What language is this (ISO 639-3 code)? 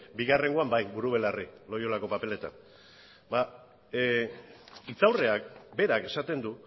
eus